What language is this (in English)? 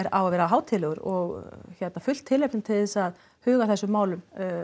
Icelandic